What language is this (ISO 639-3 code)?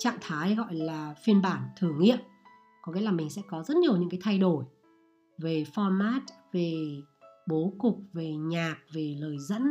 vie